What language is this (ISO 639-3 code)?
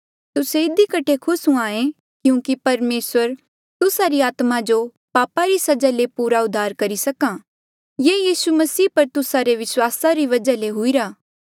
mjl